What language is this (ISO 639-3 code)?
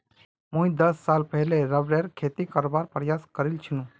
mag